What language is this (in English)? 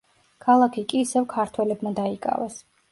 Georgian